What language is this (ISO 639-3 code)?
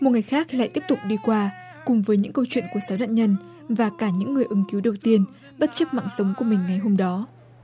vie